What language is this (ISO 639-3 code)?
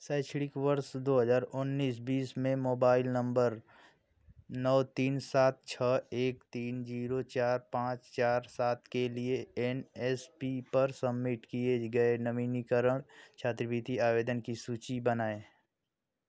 hin